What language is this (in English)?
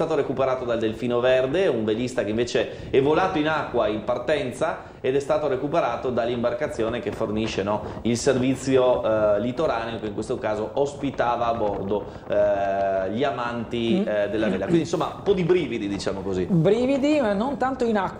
Italian